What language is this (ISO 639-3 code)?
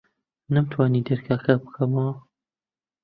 ckb